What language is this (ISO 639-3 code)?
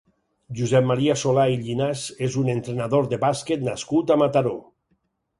cat